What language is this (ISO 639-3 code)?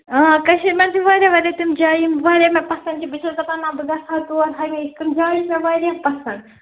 kas